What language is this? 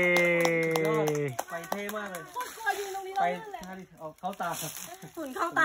Thai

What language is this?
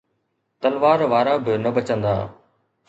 Sindhi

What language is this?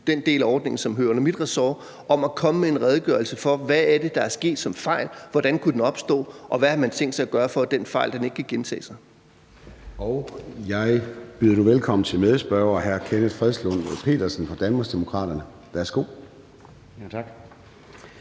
Danish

